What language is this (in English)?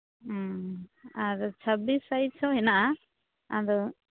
Santali